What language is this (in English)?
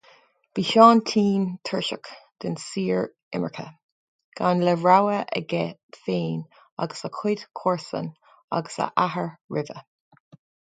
Irish